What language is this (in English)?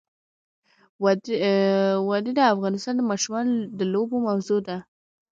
Pashto